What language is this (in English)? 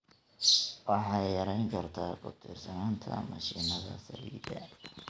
Somali